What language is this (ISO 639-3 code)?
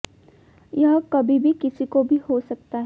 hin